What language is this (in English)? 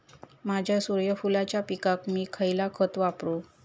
Marathi